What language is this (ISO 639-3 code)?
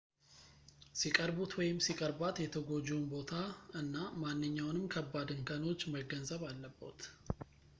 amh